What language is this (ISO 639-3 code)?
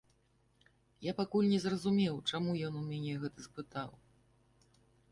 bel